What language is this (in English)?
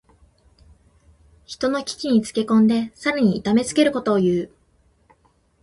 Japanese